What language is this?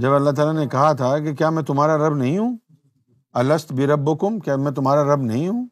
Urdu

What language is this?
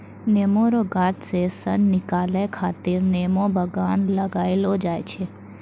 Maithili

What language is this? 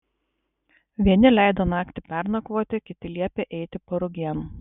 Lithuanian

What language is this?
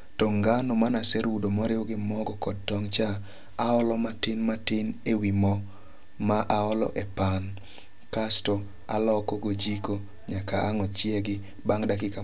Luo (Kenya and Tanzania)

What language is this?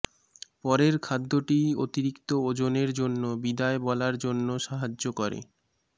Bangla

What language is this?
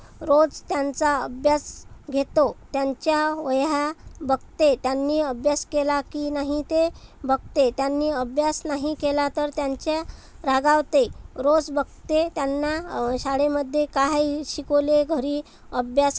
Marathi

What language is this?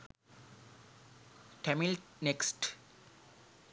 Sinhala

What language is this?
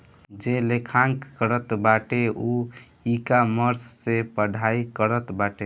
Bhojpuri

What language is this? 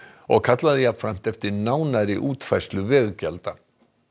Icelandic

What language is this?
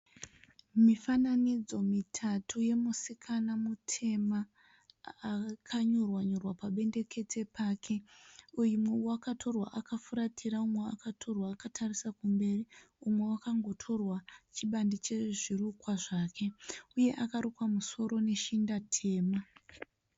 Shona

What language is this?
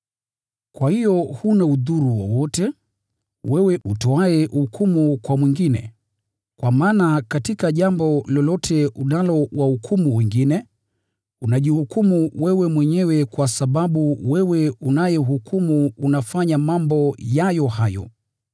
Swahili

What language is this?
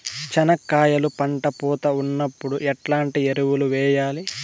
Telugu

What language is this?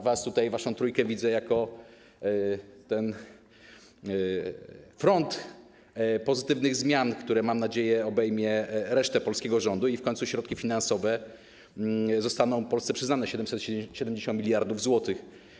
Polish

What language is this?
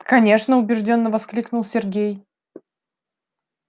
Russian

